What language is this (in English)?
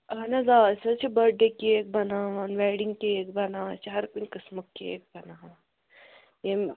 Kashmiri